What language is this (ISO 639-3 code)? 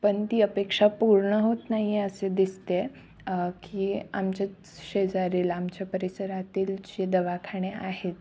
mar